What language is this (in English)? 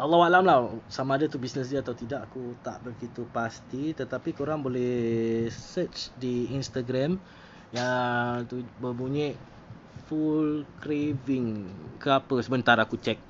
Malay